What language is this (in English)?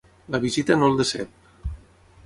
Catalan